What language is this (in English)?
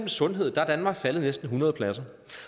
Danish